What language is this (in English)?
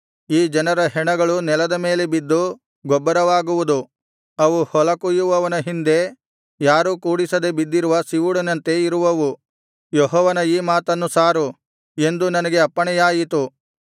Kannada